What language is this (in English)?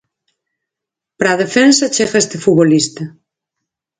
Galician